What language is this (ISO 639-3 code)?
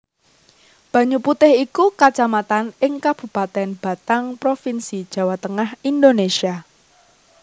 jav